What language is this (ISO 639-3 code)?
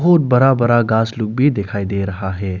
hin